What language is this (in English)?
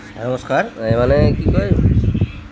Assamese